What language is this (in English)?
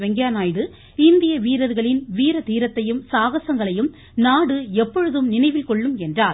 Tamil